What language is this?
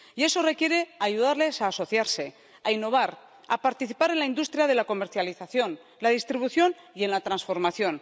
Spanish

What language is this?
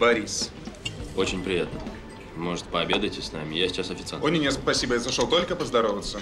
Russian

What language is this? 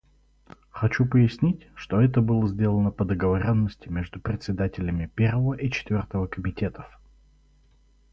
Russian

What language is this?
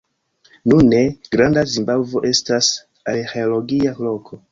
Esperanto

